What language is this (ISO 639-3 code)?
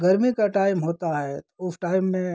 hin